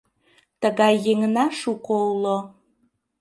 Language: Mari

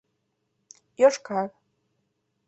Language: Mari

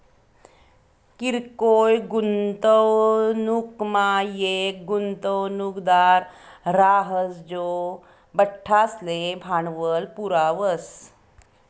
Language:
Marathi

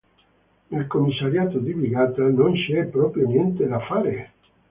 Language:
Italian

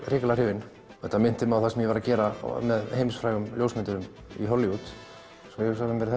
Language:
Icelandic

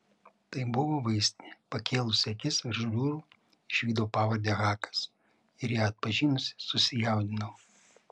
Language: Lithuanian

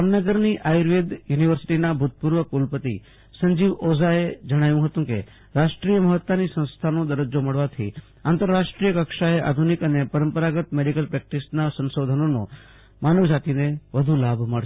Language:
Gujarati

